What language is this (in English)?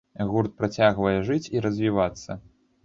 Belarusian